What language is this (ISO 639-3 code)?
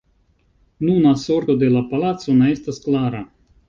epo